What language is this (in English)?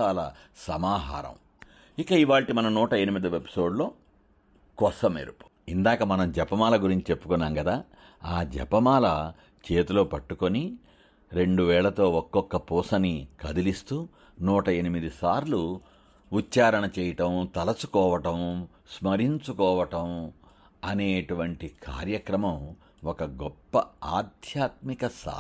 Telugu